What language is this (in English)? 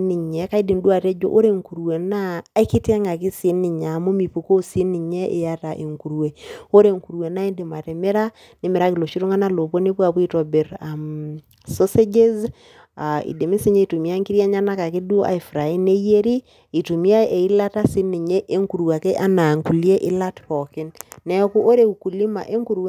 Masai